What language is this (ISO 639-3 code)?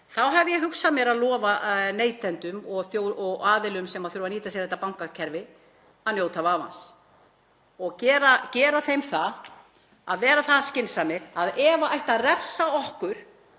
isl